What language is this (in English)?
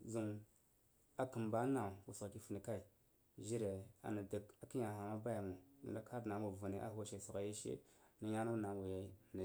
Jiba